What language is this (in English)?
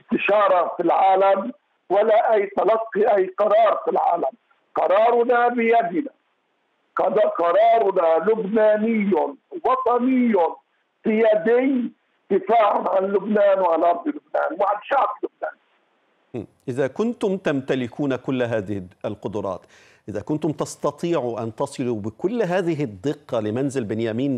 Arabic